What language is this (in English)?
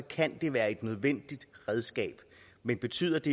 Danish